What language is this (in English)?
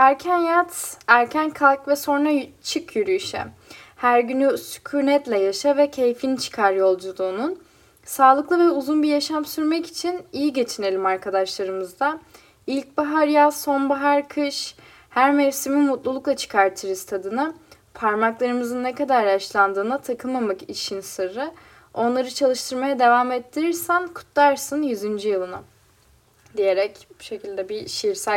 Turkish